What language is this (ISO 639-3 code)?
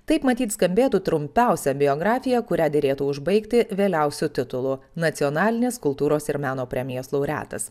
lit